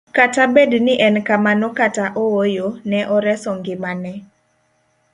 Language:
Luo (Kenya and Tanzania)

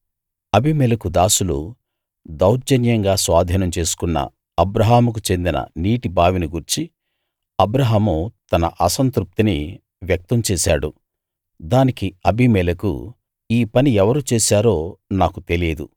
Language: Telugu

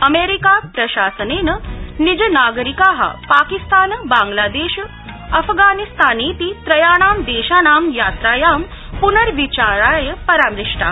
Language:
Sanskrit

